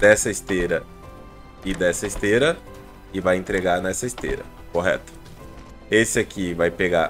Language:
Portuguese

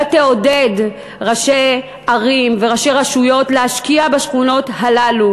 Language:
Hebrew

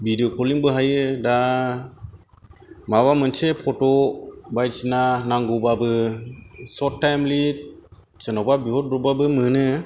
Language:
Bodo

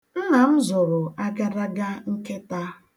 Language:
Igbo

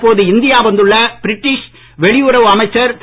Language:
Tamil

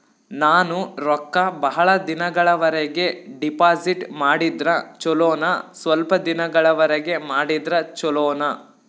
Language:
Kannada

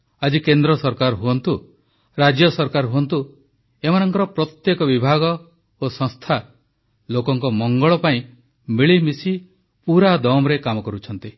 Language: Odia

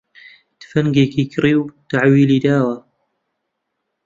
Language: Central Kurdish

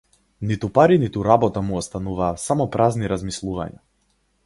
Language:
Macedonian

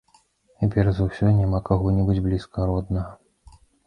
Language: Belarusian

